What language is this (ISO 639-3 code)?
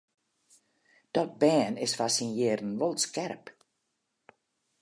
fry